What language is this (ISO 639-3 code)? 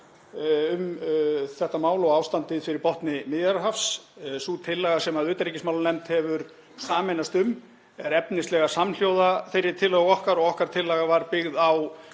isl